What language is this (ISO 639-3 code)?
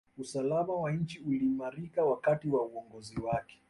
swa